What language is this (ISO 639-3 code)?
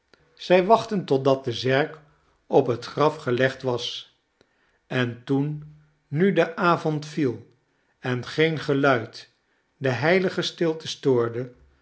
nld